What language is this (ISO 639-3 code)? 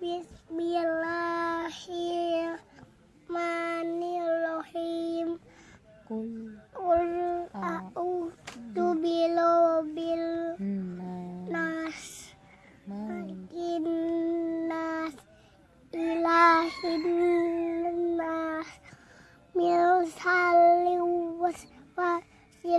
ind